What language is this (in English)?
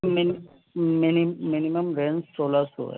Urdu